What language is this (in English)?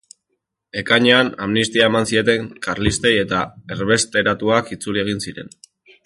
Basque